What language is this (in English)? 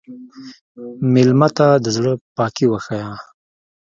Pashto